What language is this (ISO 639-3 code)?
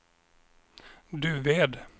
swe